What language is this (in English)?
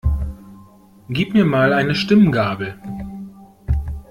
German